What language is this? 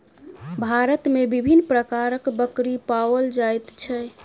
Maithili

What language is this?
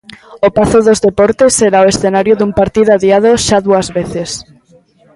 Galician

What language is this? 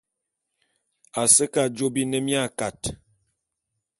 Bulu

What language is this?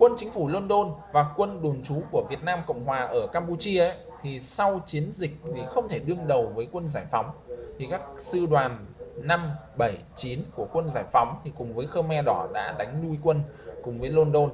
Vietnamese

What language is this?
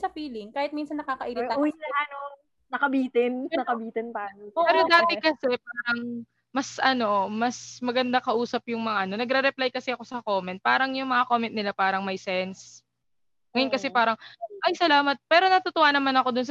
Filipino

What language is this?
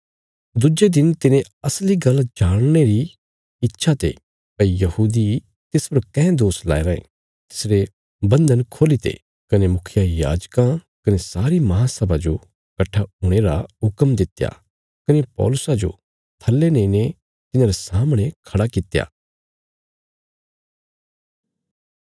Bilaspuri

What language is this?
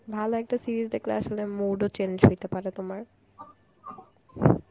Bangla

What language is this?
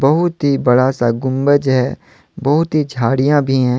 Hindi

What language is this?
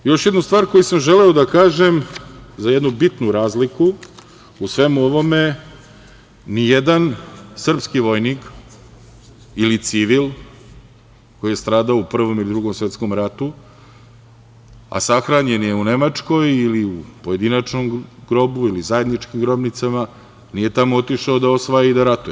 Serbian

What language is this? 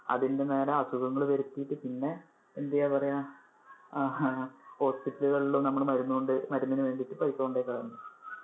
Malayalam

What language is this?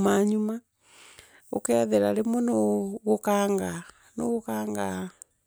Meru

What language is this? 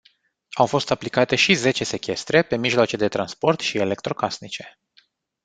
Romanian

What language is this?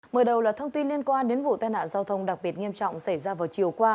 Vietnamese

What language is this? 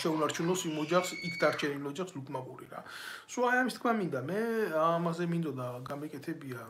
Romanian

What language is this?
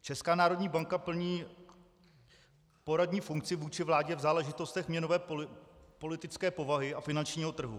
Czech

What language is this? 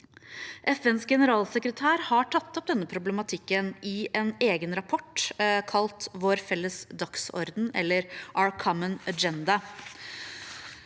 Norwegian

